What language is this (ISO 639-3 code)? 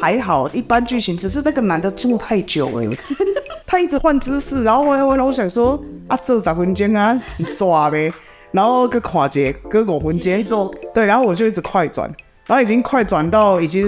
zho